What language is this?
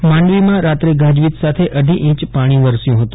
Gujarati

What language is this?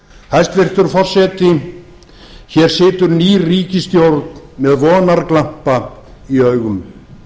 Icelandic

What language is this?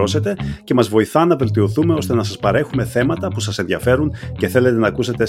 Greek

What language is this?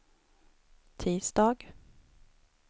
Swedish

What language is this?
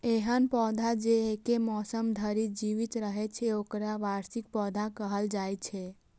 Maithili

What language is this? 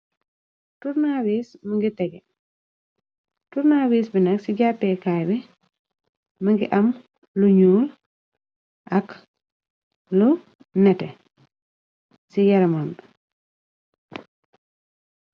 Wolof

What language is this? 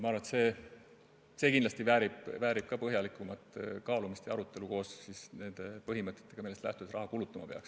Estonian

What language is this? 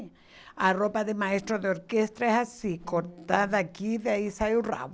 Portuguese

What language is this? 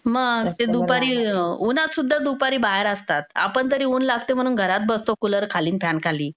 Marathi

